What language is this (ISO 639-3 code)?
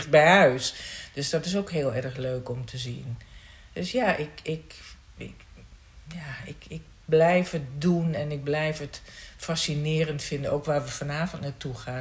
nld